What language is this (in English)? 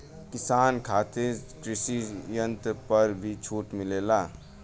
Bhojpuri